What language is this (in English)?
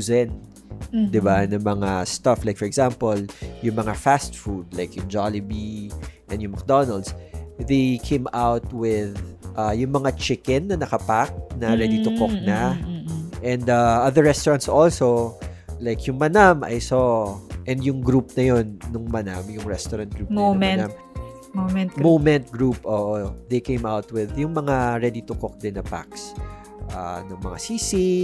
Filipino